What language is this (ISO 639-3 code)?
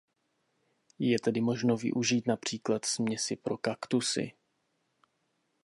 ces